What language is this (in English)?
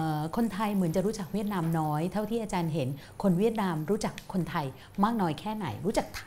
Thai